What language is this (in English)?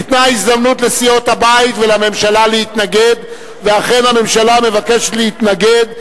Hebrew